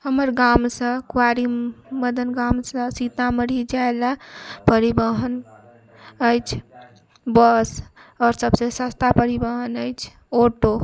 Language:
Maithili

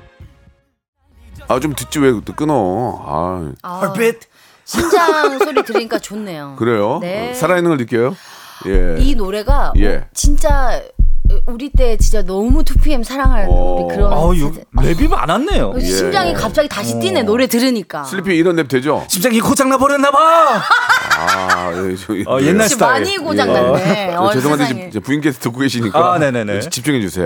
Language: Korean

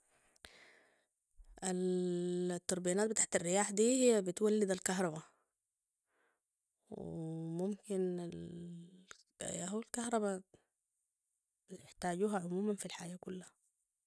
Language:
Sudanese Arabic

